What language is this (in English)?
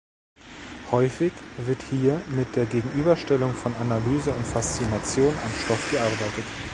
German